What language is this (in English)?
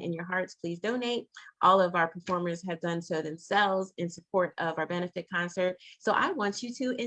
English